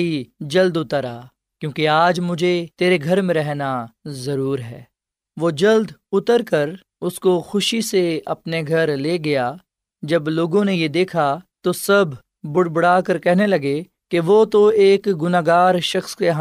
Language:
Urdu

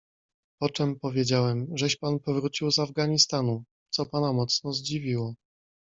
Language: Polish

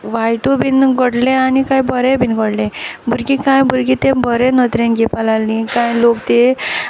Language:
Konkani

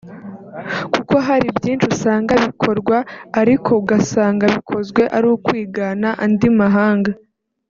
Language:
Kinyarwanda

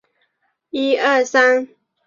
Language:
Chinese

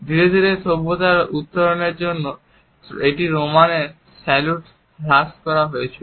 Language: Bangla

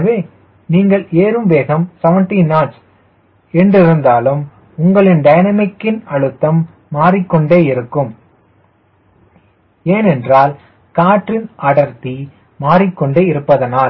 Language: Tamil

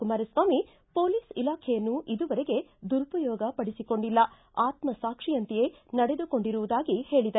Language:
Kannada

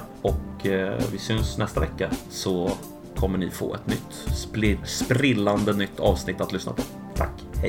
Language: Swedish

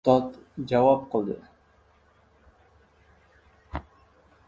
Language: Uzbek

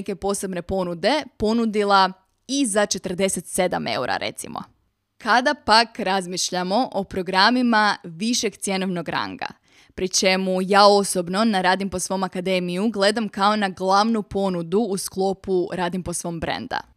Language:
Croatian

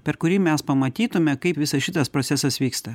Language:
Lithuanian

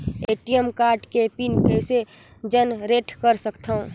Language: Chhattisgarhi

